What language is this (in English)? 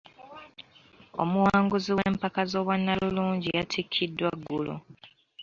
Ganda